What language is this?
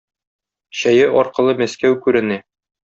Tatar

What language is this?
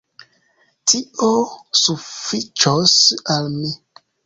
Esperanto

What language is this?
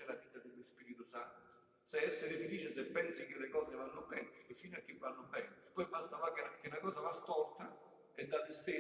Italian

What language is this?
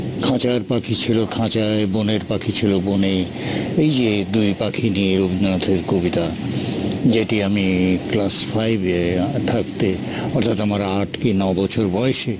Bangla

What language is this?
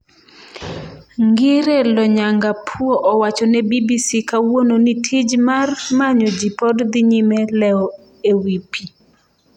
Luo (Kenya and Tanzania)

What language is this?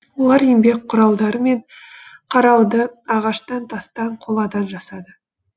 Kazakh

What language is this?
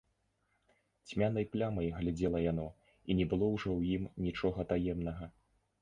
Belarusian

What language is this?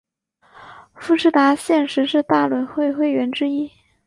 Chinese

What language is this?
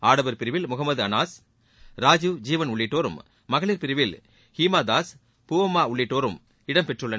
Tamil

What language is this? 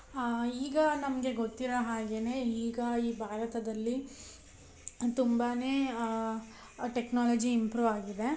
Kannada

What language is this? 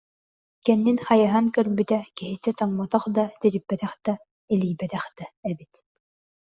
Yakut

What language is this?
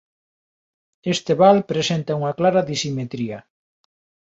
Galician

